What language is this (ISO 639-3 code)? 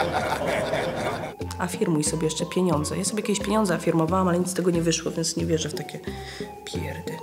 pol